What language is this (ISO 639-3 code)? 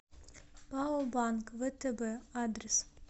rus